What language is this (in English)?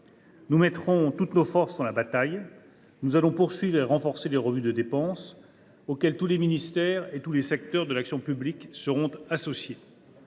French